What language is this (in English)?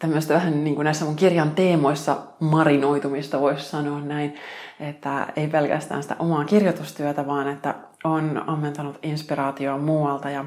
Finnish